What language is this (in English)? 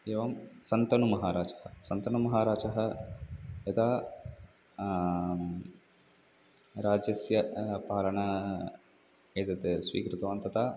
Sanskrit